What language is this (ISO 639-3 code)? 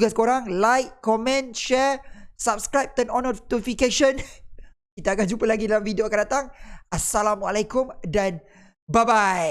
msa